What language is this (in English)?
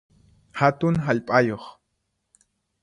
Puno Quechua